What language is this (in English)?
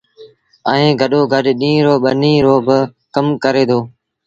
Sindhi Bhil